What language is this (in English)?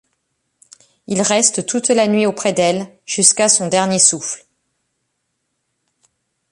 French